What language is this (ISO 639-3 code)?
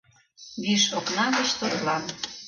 chm